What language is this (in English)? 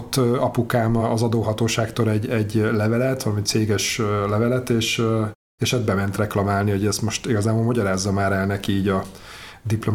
Hungarian